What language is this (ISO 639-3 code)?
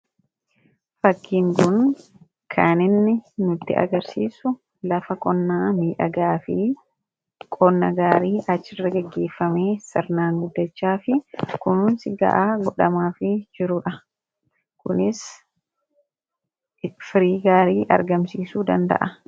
orm